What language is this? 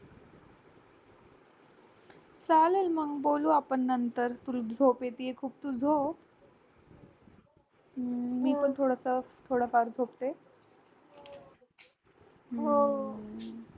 Marathi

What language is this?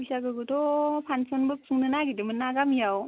Bodo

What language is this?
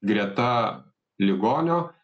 Lithuanian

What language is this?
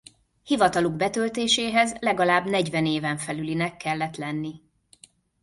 Hungarian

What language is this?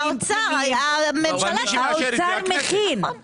Hebrew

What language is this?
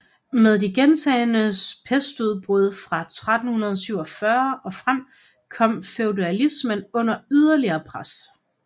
Danish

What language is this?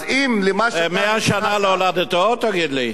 Hebrew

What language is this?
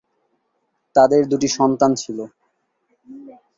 Bangla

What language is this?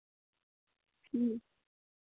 Santali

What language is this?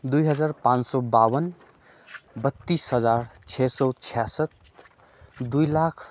Nepali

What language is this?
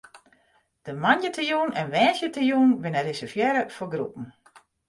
Western Frisian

